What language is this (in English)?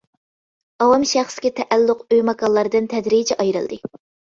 Uyghur